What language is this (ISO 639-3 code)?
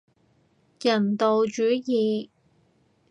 yue